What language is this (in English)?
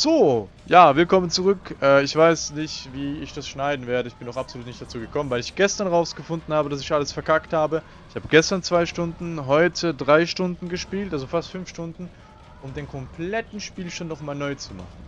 German